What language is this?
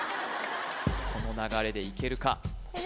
Japanese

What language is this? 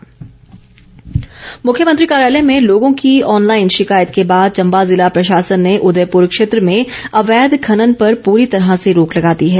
Hindi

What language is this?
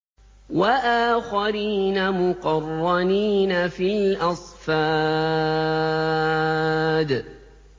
Arabic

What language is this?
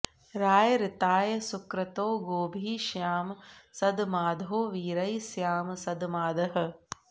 Sanskrit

